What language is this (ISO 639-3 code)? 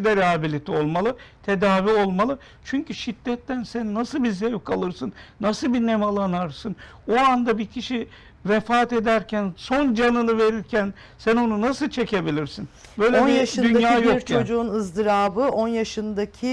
tur